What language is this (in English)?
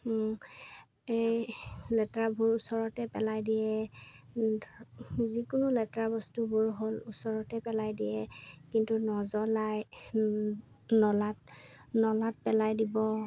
Assamese